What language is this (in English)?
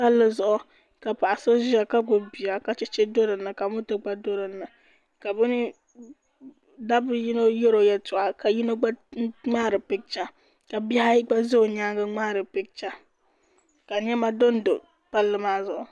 Dagbani